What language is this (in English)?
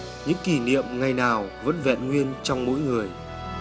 Vietnamese